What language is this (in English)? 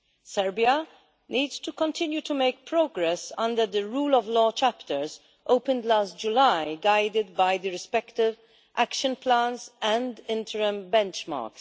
English